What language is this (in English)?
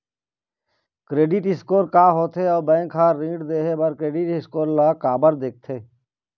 Chhattisgarhi